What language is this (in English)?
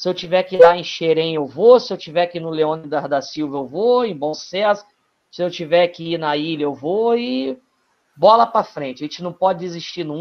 Portuguese